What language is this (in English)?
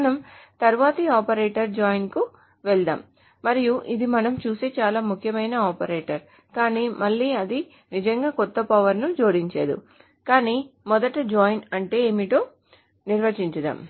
Telugu